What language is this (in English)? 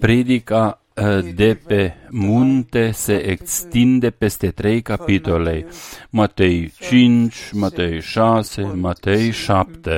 Romanian